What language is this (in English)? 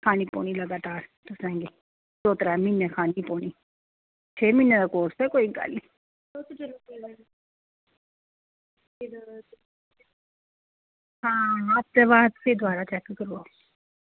Dogri